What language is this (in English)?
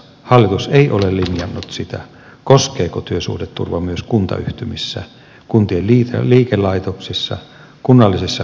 Finnish